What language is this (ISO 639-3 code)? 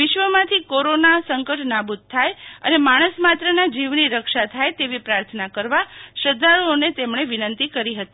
guj